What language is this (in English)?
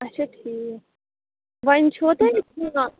Kashmiri